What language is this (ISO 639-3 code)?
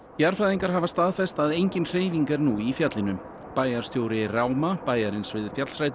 isl